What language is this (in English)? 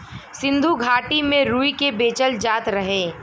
Bhojpuri